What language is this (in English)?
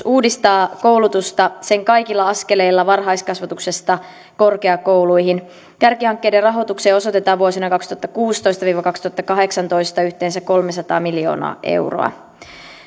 Finnish